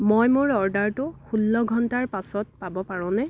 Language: Assamese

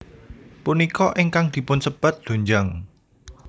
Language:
Javanese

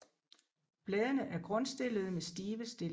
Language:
Danish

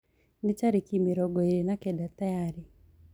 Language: Kikuyu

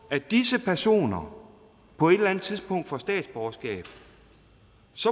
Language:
Danish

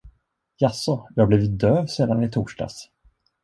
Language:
Swedish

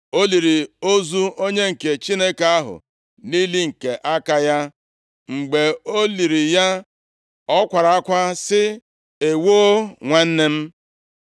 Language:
Igbo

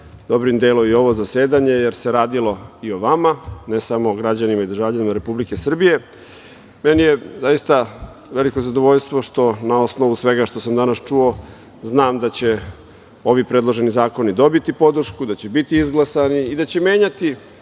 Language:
Serbian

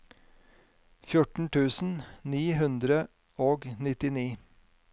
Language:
Norwegian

